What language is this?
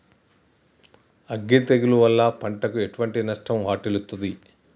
Telugu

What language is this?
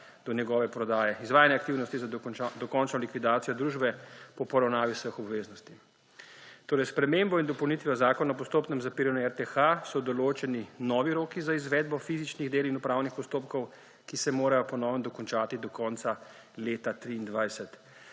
Slovenian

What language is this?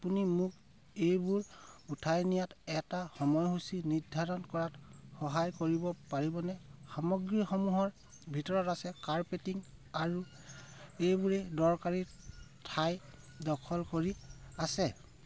Assamese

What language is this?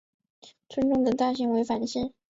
Chinese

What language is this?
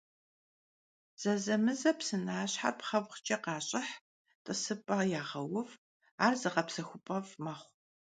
Kabardian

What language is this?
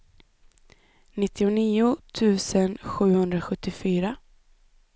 Swedish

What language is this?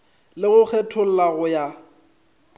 Northern Sotho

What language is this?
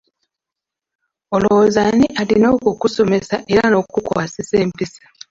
Ganda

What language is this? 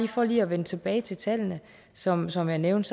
Danish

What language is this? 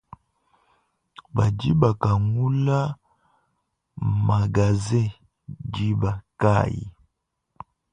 Luba-Lulua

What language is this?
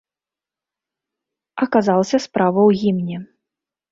Belarusian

